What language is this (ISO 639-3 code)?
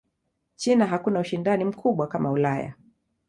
swa